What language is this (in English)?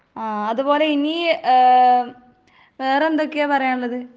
Malayalam